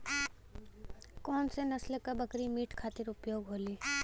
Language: Bhojpuri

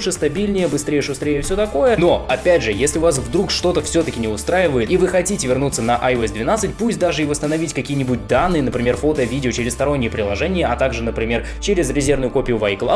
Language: Russian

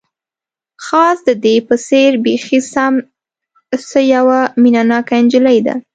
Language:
Pashto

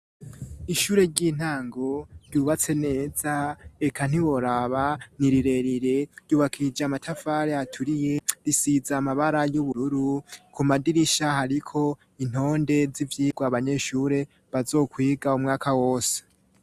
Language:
Rundi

